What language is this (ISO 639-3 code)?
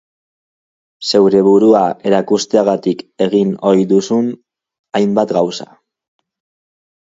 eus